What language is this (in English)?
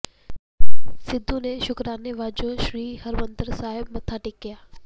Punjabi